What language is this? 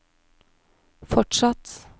Norwegian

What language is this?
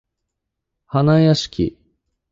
Japanese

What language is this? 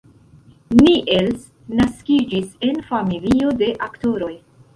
Esperanto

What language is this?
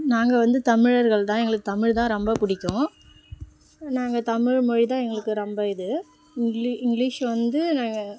Tamil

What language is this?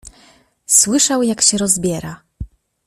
Polish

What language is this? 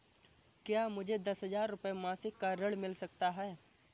Hindi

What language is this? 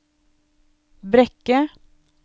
Norwegian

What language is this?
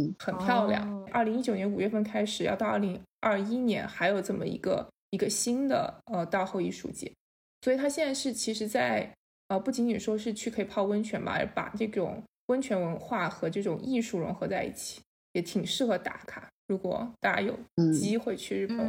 Chinese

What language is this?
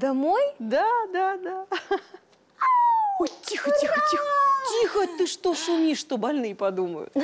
Russian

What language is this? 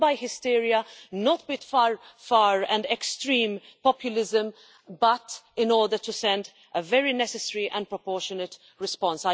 English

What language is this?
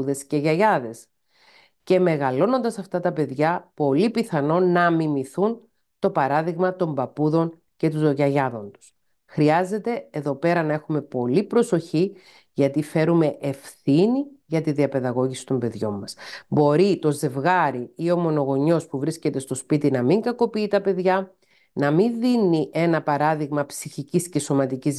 Greek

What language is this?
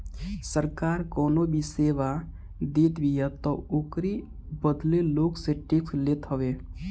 Bhojpuri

